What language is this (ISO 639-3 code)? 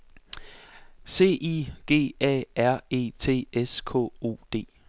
dan